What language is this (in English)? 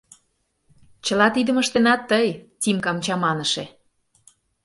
Mari